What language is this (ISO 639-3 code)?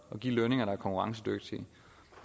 dan